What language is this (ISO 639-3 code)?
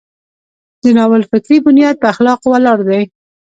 pus